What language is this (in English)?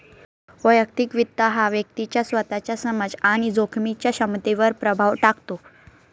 Marathi